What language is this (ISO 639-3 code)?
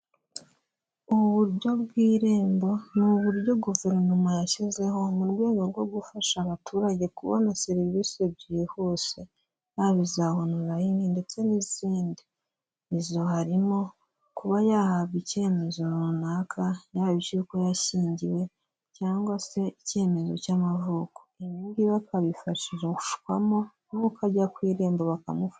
kin